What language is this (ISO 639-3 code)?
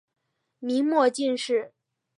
zho